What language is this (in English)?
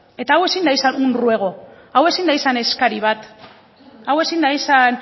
Basque